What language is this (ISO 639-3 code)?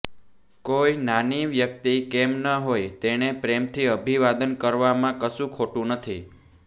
guj